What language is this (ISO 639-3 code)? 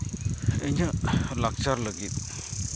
sat